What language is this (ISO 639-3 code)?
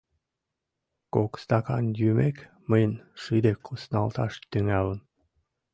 chm